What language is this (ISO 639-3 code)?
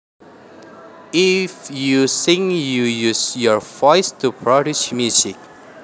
jav